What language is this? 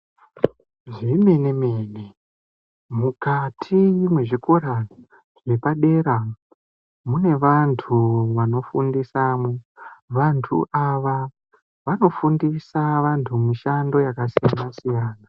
Ndau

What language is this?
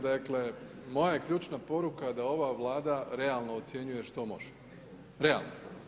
Croatian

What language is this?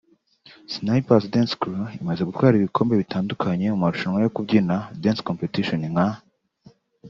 Kinyarwanda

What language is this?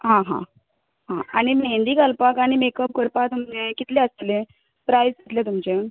Konkani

